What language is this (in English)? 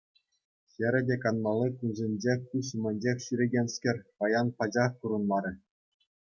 Chuvash